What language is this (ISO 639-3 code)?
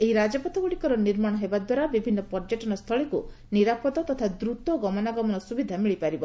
ori